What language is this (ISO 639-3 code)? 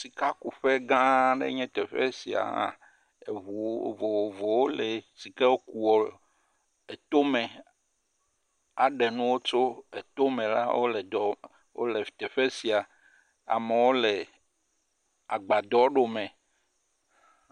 ewe